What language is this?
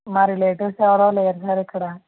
Telugu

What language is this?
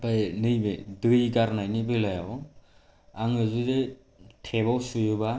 Bodo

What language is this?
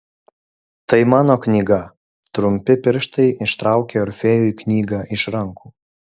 Lithuanian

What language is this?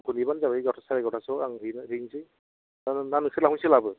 Bodo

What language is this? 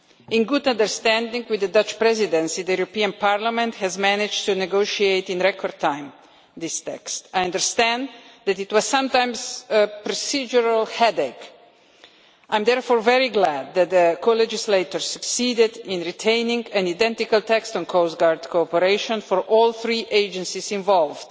English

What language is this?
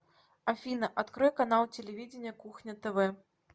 Russian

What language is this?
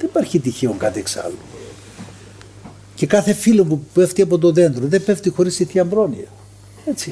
Greek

